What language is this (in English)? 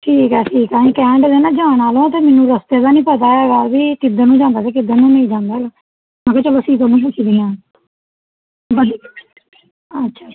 Punjabi